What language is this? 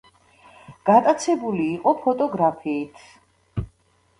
Georgian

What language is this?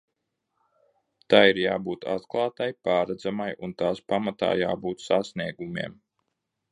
Latvian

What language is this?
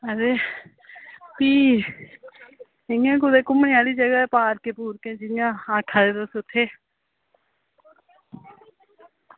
Dogri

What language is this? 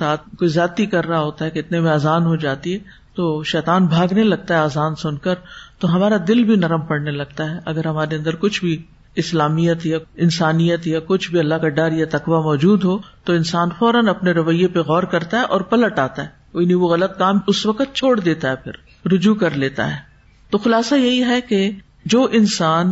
Urdu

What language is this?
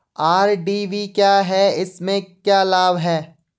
Hindi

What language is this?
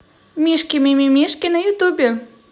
Russian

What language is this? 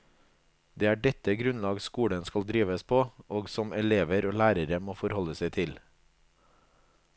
Norwegian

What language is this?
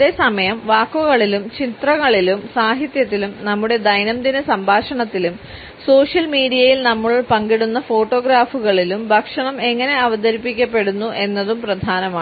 Malayalam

